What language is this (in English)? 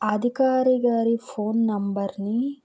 Telugu